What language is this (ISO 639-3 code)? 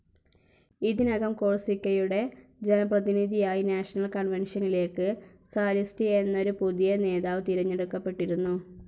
mal